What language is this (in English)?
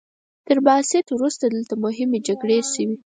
Pashto